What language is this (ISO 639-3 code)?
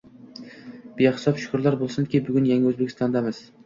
uzb